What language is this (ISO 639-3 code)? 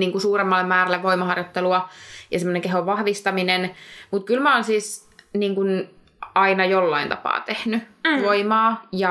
fin